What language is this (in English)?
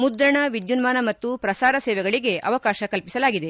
Kannada